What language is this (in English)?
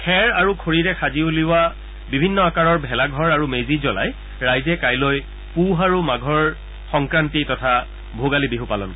Assamese